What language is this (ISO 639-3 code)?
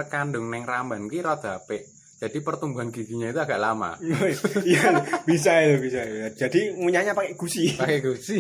ind